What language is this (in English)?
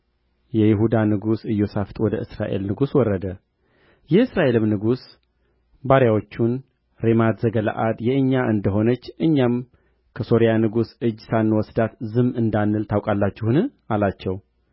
Amharic